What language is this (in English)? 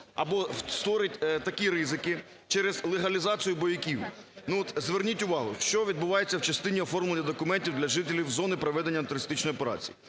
Ukrainian